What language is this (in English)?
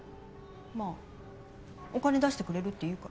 Japanese